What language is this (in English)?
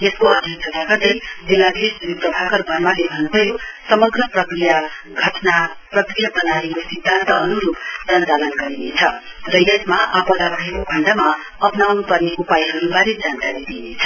Nepali